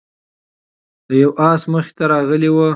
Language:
Pashto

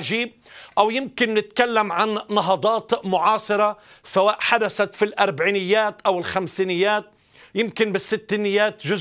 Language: Arabic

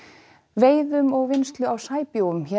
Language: Icelandic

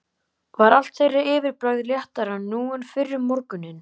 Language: Icelandic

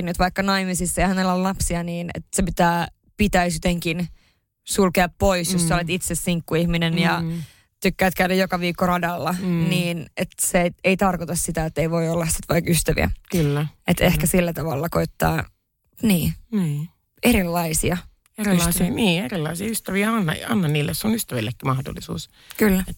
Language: Finnish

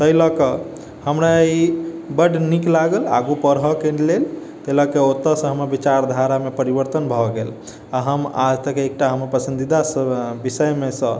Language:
Maithili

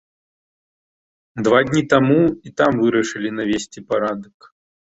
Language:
Belarusian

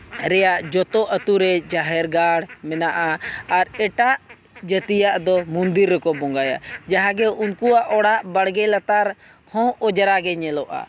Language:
Santali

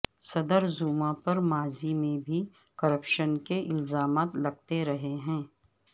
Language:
Urdu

